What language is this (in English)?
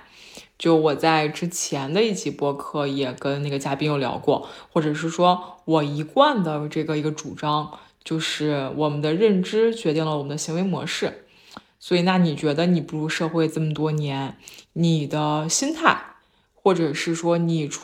Chinese